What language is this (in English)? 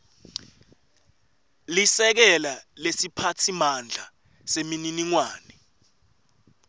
Swati